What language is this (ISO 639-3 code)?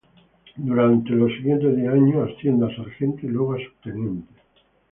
spa